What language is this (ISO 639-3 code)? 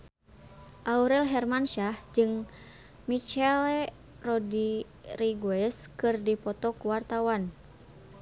sun